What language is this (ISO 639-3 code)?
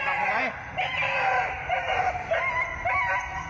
tha